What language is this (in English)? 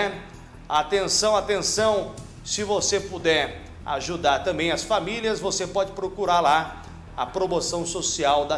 Portuguese